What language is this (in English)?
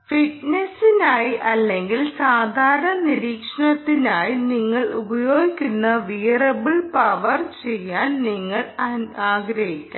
Malayalam